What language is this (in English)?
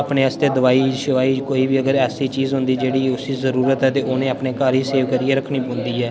Dogri